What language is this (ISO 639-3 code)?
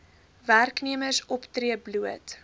afr